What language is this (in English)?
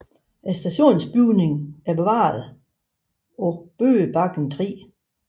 Danish